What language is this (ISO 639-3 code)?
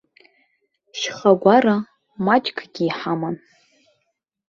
abk